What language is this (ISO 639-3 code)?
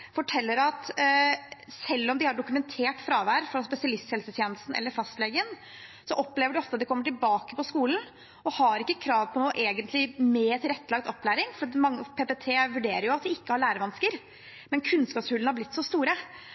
nob